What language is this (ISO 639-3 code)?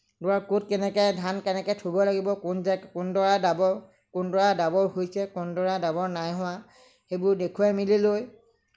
asm